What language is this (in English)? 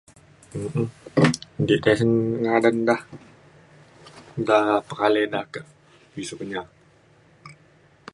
Mainstream Kenyah